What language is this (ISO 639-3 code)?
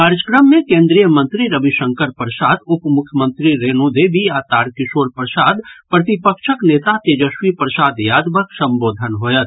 mai